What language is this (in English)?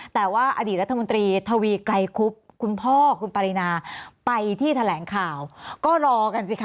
Thai